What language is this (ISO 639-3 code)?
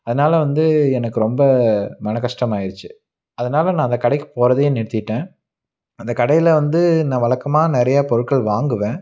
tam